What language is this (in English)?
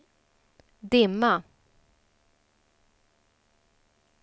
Swedish